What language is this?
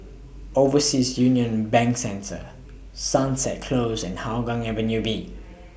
English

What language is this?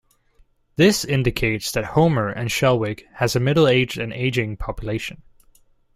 English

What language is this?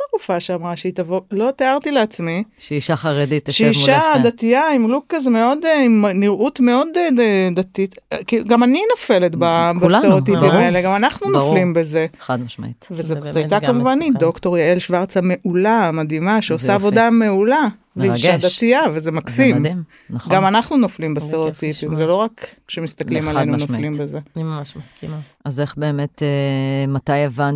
Hebrew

